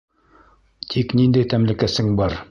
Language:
Bashkir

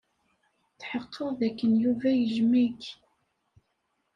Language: Kabyle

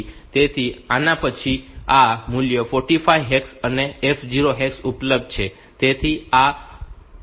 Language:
Gujarati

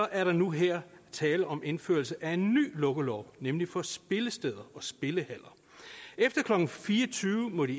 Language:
Danish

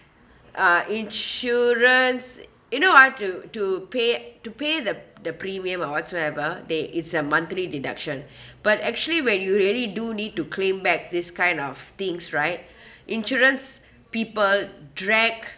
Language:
English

